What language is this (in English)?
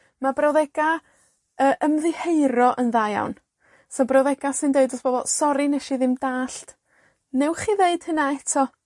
Welsh